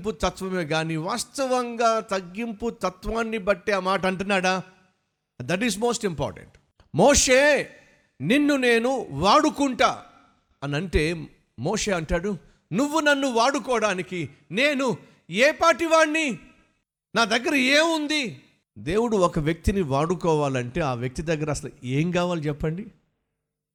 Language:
Telugu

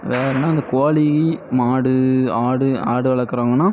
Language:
Tamil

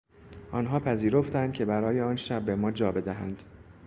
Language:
Persian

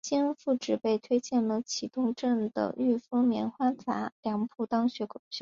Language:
Chinese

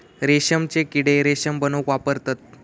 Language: Marathi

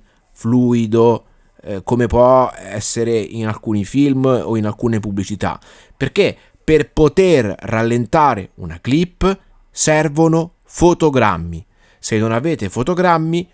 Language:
Italian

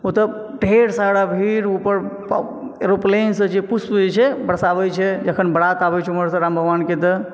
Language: Maithili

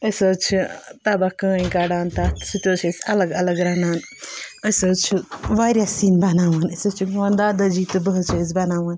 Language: Kashmiri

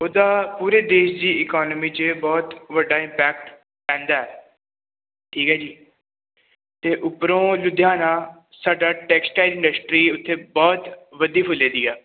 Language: Punjabi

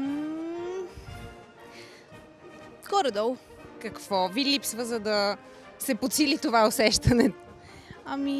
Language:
Bulgarian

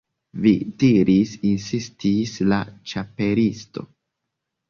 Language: Esperanto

